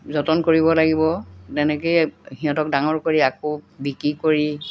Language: Assamese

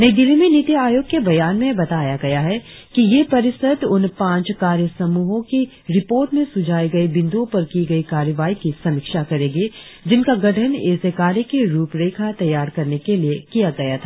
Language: Hindi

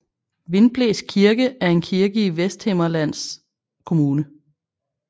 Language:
Danish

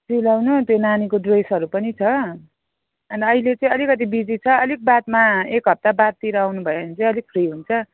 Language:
Nepali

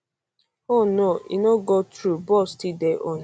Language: Nigerian Pidgin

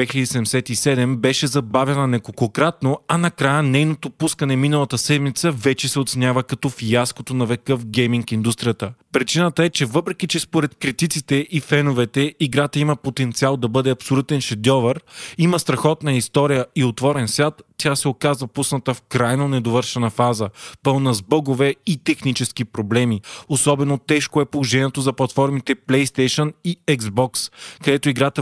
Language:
Bulgarian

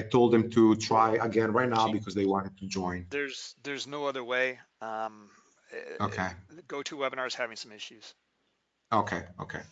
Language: English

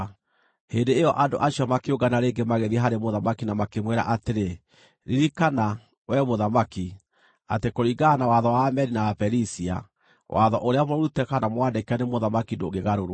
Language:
Kikuyu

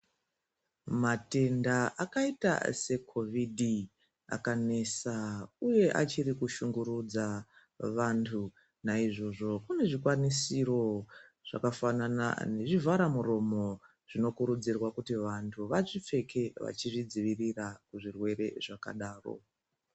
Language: Ndau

